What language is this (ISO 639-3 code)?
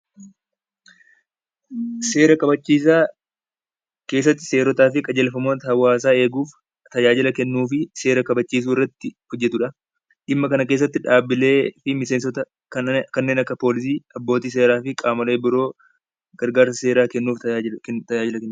orm